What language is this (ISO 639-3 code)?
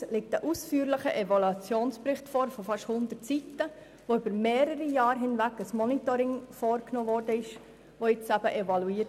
gsw